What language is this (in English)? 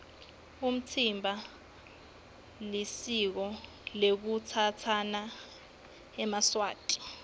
Swati